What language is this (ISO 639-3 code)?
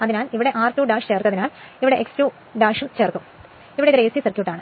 mal